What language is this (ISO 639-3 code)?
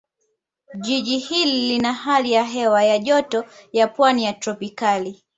swa